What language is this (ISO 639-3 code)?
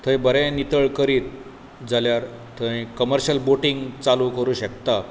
kok